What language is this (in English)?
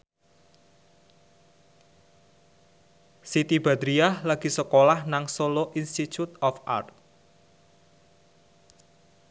Javanese